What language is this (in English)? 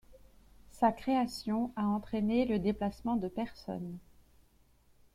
French